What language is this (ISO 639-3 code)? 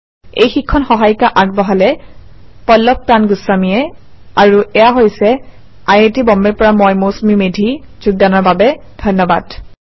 asm